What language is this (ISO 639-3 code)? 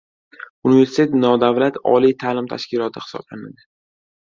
uzb